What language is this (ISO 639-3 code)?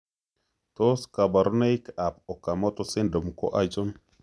kln